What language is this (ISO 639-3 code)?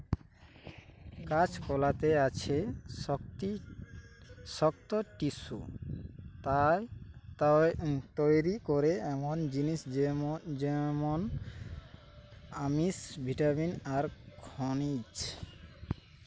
ben